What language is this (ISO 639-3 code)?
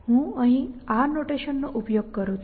guj